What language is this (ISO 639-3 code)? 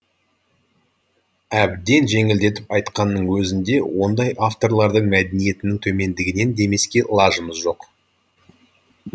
kaz